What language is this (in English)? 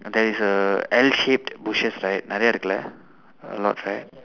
English